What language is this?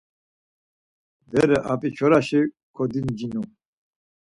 Laz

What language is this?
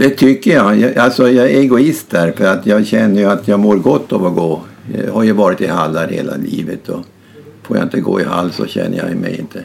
Swedish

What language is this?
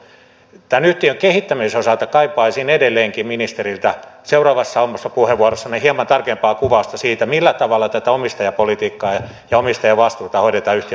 Finnish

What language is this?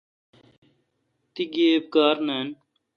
Kalkoti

